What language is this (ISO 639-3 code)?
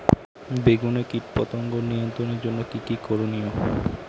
ben